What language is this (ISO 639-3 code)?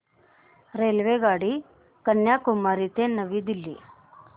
mar